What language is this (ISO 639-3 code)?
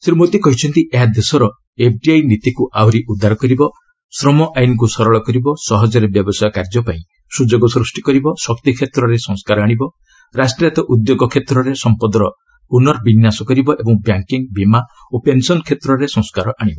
ori